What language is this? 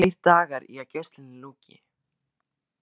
Icelandic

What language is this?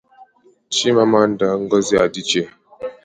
Igbo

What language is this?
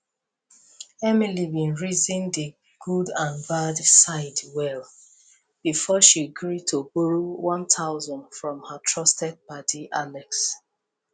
Nigerian Pidgin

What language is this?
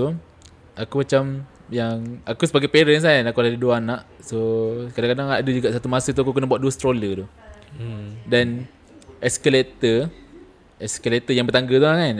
Malay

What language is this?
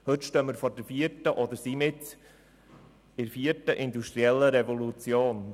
Swiss German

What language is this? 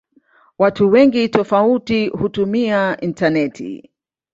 Swahili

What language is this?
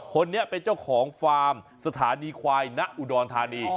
Thai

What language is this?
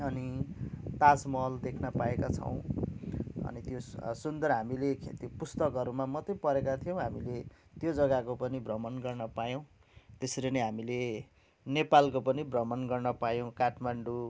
Nepali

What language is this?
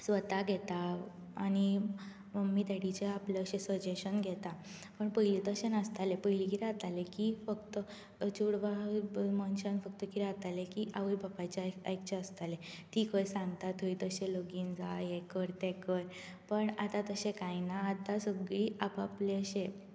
Konkani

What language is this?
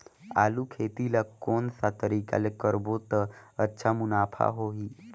Chhattisgarhi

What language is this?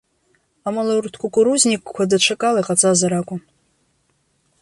Abkhazian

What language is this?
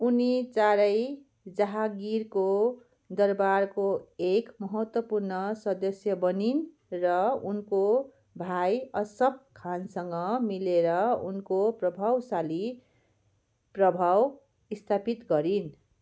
Nepali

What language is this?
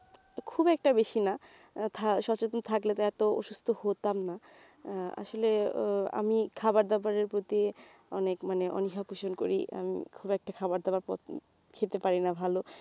Bangla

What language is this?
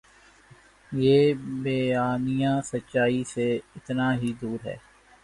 Urdu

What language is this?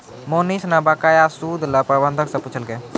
Maithili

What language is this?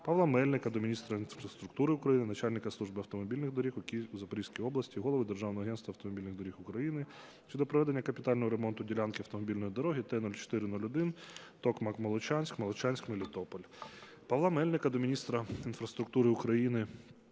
Ukrainian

